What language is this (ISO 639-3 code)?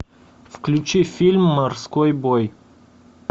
rus